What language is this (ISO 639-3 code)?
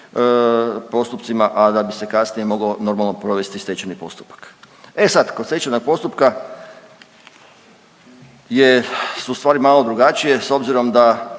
hrv